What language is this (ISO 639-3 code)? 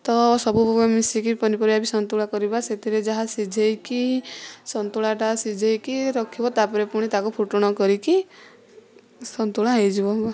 ori